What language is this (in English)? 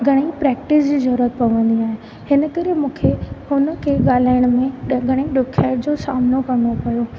Sindhi